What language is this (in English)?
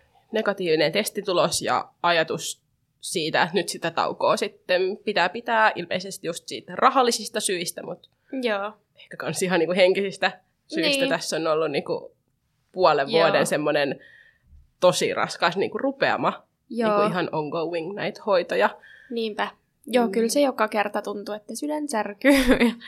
Finnish